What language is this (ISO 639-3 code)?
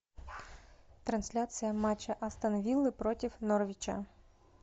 rus